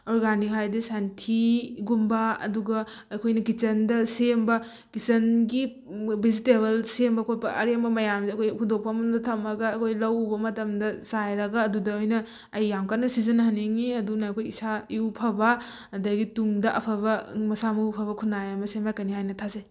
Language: Manipuri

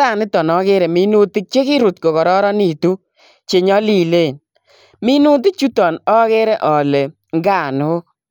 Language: Kalenjin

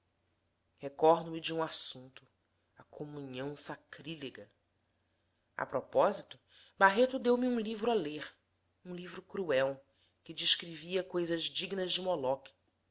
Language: Portuguese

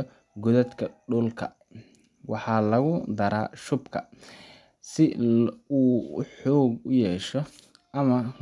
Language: Somali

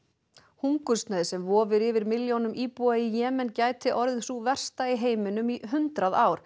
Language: Icelandic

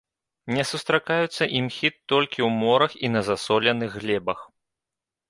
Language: Belarusian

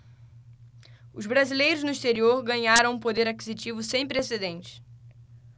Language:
Portuguese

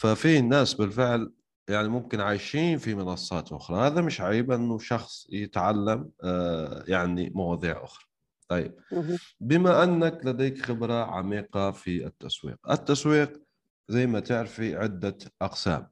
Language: Arabic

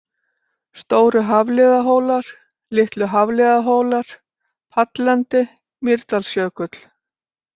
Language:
Icelandic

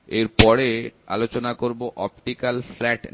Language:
Bangla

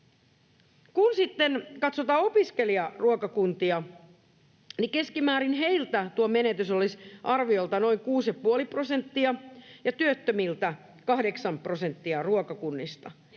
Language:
Finnish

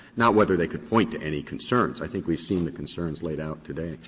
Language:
English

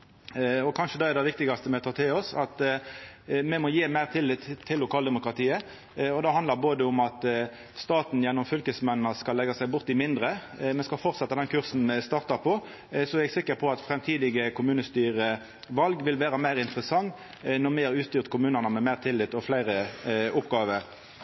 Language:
Norwegian Nynorsk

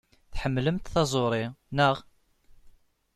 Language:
Kabyle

